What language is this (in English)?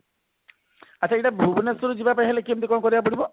Odia